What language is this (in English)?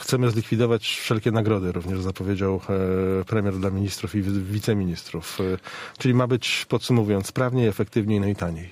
Polish